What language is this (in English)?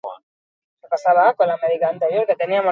Basque